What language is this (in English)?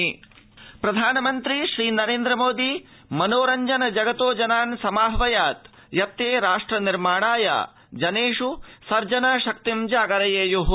Sanskrit